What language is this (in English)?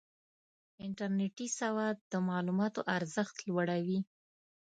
Pashto